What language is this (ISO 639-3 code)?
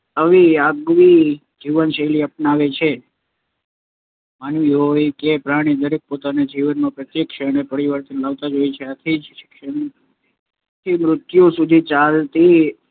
guj